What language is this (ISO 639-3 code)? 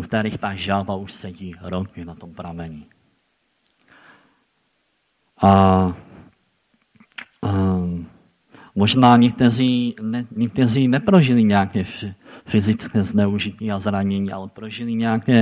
ces